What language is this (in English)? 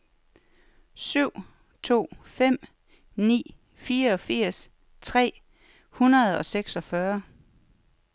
Danish